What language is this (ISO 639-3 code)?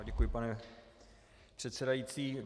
ces